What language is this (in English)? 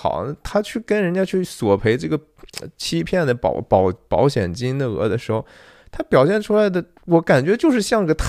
Chinese